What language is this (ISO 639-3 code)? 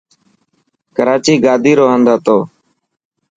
mki